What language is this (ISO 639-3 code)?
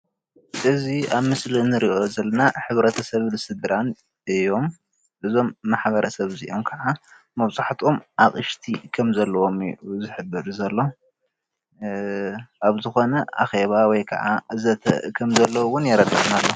tir